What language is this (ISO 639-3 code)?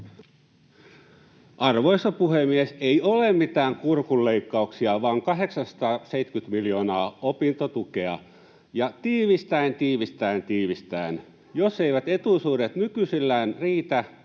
fin